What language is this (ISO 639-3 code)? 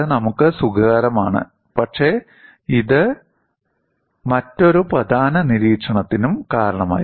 mal